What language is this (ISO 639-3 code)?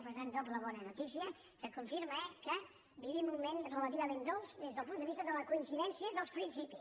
cat